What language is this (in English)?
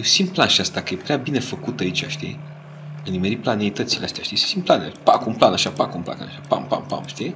Romanian